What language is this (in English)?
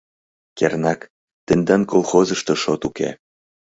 Mari